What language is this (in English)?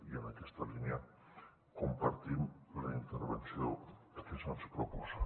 Catalan